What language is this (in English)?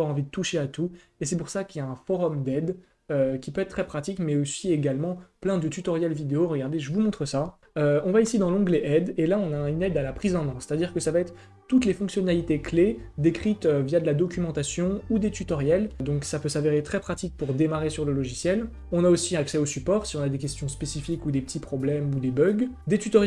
French